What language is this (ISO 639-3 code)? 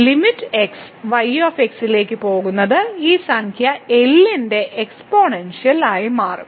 mal